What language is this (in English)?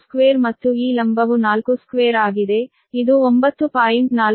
Kannada